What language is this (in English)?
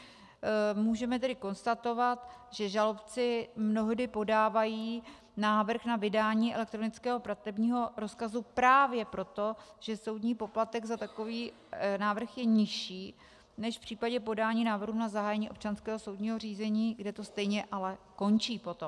Czech